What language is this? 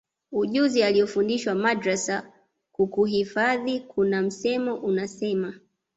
Swahili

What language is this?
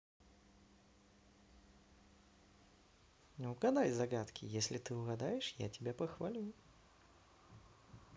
Russian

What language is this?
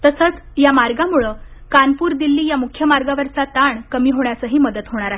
Marathi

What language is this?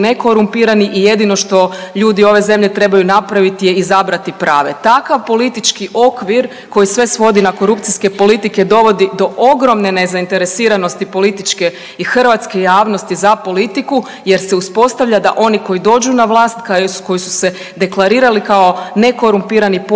Croatian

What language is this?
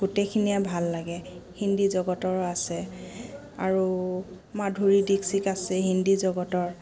Assamese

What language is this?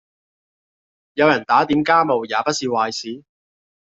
Cantonese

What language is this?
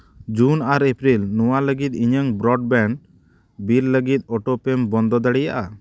Santali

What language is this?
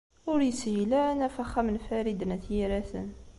Kabyle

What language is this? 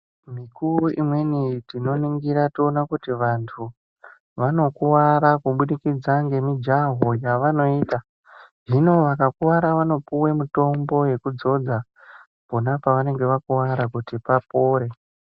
Ndau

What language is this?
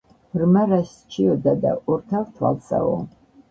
Georgian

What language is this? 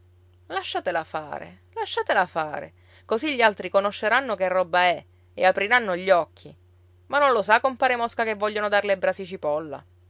Italian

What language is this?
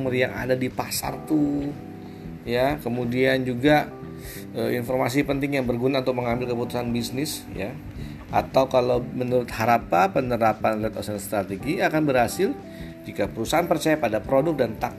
Indonesian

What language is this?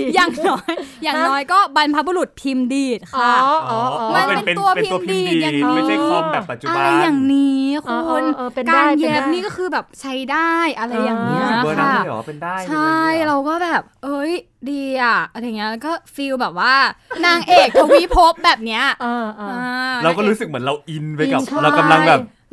Thai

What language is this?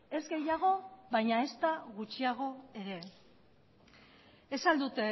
Basque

